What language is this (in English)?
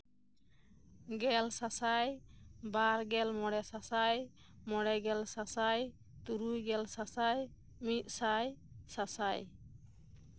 Santali